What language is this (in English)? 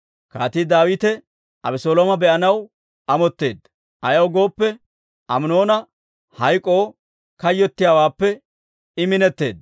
Dawro